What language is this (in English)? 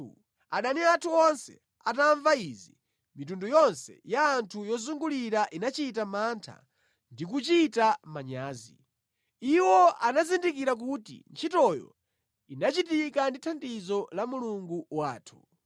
Nyanja